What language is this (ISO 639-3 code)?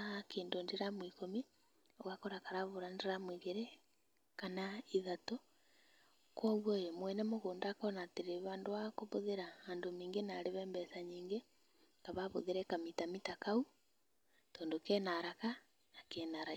kik